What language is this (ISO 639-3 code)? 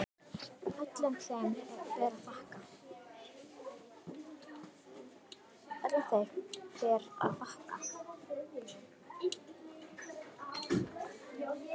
isl